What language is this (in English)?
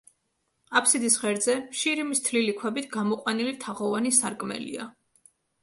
Georgian